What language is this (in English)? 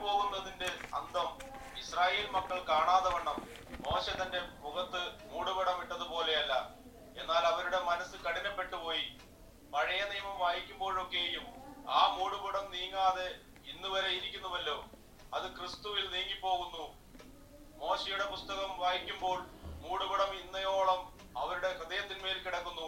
Malayalam